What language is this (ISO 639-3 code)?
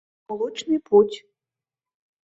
chm